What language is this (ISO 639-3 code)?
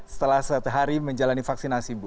ind